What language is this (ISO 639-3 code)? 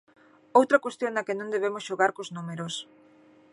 glg